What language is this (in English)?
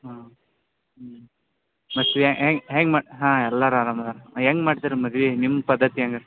Kannada